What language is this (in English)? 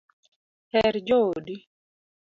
Luo (Kenya and Tanzania)